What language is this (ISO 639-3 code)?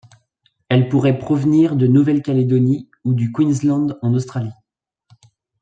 fra